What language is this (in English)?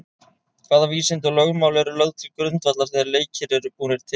Icelandic